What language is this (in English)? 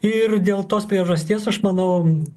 Lithuanian